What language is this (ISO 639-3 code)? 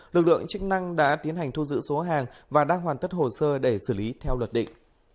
vie